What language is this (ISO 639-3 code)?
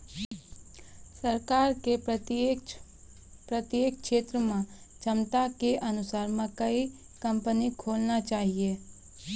mai